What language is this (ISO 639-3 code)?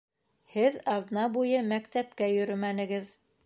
bak